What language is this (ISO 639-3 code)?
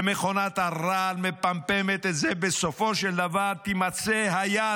heb